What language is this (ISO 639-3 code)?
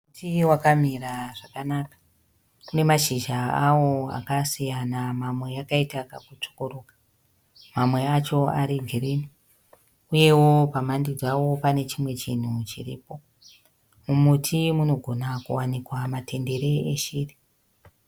sna